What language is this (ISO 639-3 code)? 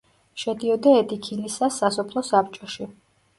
kat